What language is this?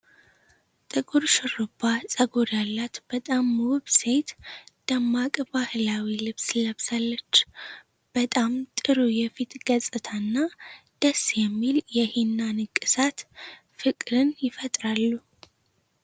Amharic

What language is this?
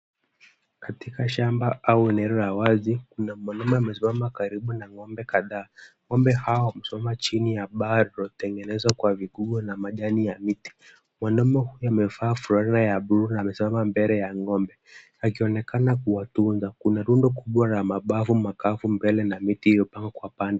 Swahili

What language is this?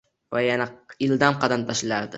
Uzbek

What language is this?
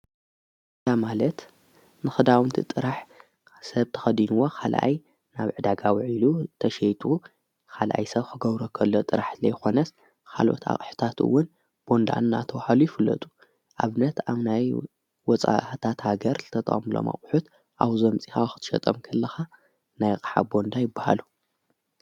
Tigrinya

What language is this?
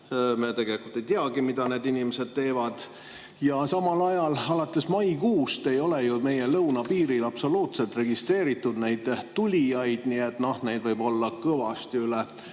Estonian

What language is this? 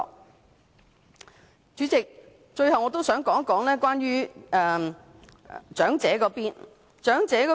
Cantonese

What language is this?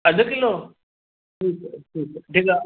Sindhi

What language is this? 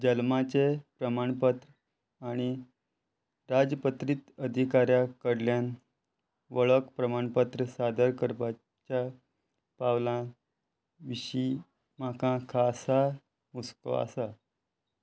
Konkani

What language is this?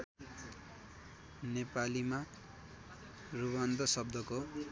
Nepali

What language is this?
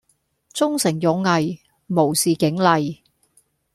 Cantonese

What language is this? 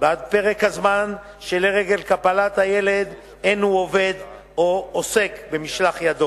Hebrew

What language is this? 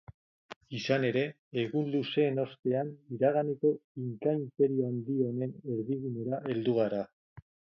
Basque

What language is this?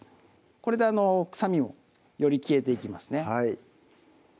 Japanese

